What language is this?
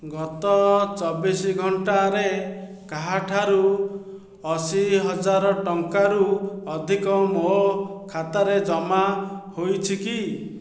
Odia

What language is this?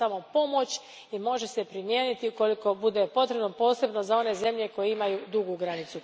Croatian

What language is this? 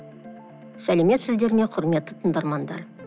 Kazakh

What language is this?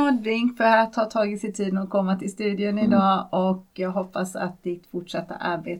Swedish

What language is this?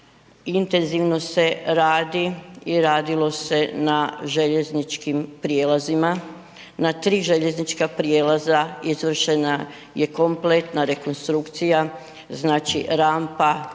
Croatian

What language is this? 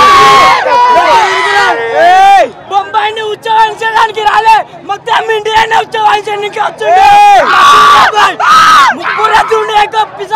Arabic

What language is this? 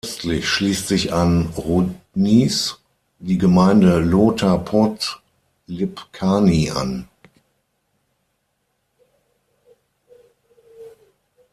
German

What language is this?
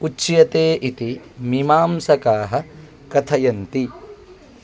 Sanskrit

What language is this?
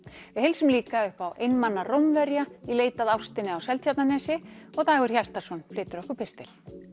Icelandic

